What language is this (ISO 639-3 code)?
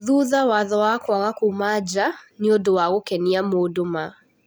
kik